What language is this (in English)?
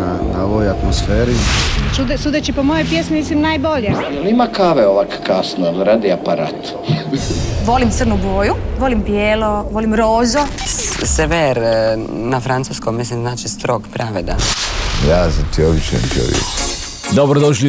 Croatian